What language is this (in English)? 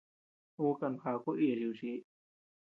Tepeuxila Cuicatec